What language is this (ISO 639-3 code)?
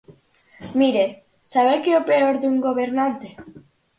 glg